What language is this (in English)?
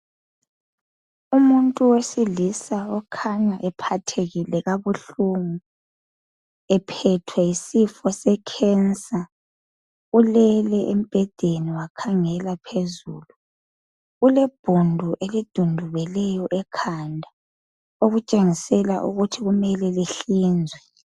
North Ndebele